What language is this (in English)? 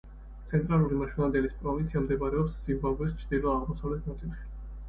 Georgian